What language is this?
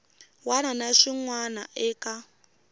Tsonga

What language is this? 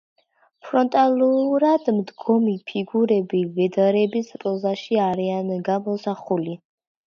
Georgian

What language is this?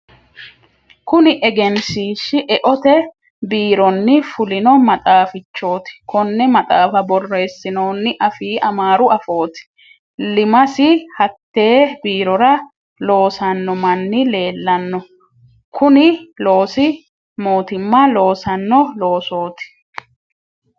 Sidamo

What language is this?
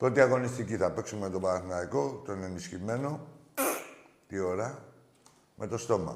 Greek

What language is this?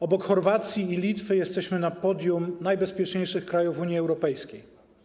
Polish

